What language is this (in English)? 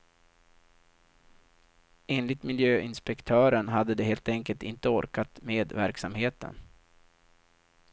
Swedish